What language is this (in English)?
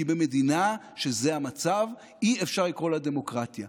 Hebrew